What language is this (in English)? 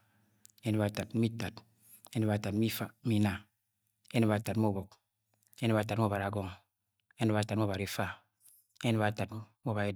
Agwagwune